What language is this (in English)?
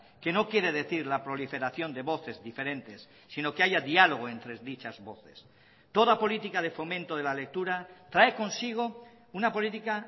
Spanish